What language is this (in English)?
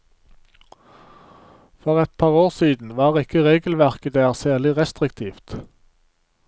Norwegian